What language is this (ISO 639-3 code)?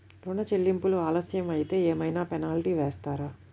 tel